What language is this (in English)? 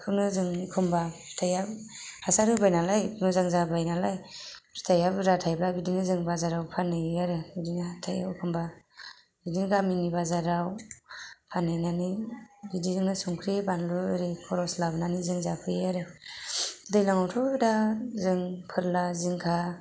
Bodo